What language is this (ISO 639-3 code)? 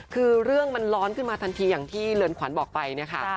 tha